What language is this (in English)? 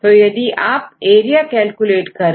Hindi